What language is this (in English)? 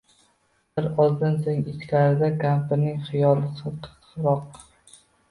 Uzbek